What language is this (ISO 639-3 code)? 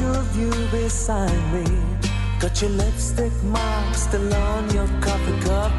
hun